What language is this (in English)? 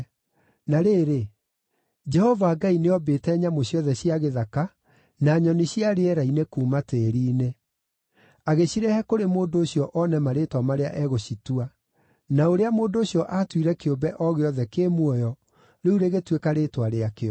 Kikuyu